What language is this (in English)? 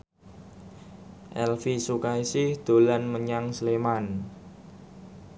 Javanese